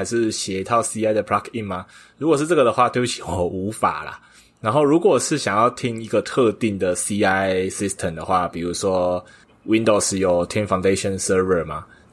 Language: Chinese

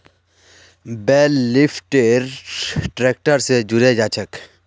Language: Magahi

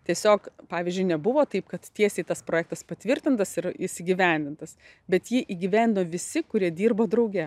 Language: Lithuanian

